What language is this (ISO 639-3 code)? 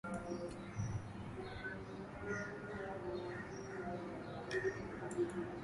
swa